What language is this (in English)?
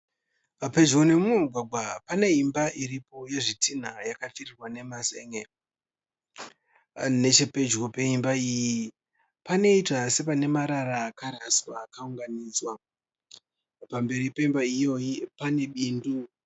Shona